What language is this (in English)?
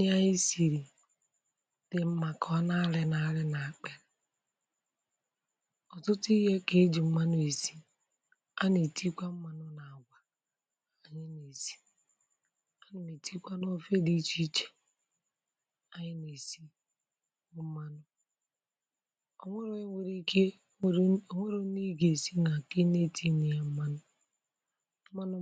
Igbo